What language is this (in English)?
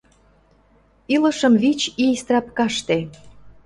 Mari